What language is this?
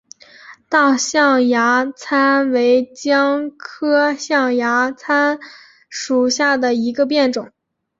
Chinese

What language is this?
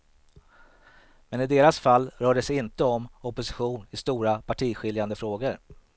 Swedish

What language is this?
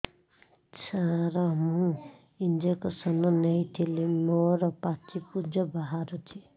Odia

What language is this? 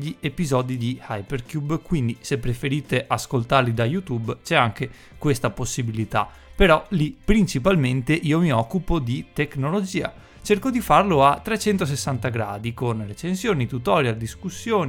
Italian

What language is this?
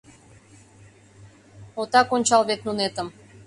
Mari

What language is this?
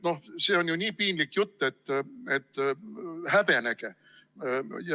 Estonian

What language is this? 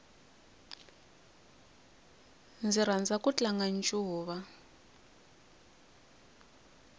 Tsonga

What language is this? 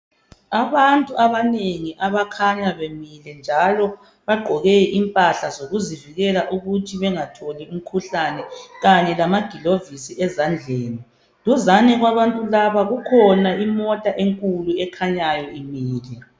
North Ndebele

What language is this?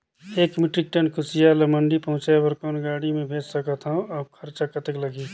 Chhattisgarhi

